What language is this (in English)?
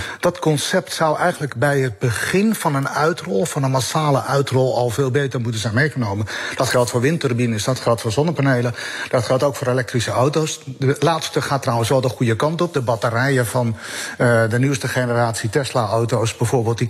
Dutch